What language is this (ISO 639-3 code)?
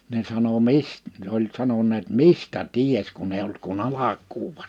fin